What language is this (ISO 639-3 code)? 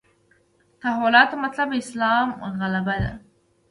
pus